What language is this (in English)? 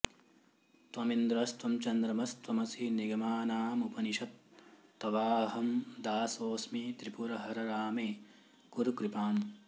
Sanskrit